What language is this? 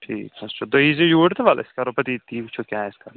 Kashmiri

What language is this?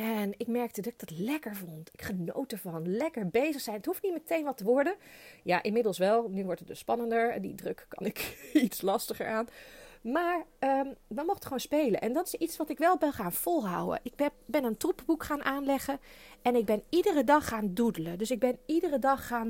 Dutch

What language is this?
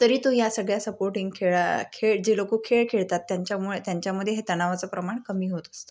Marathi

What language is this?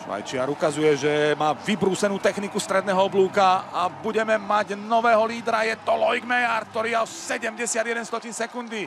Slovak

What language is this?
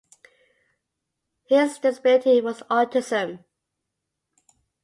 English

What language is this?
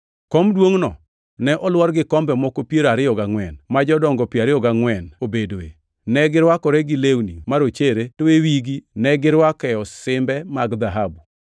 Luo (Kenya and Tanzania)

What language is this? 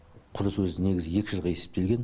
Kazakh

